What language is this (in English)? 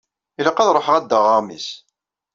Kabyle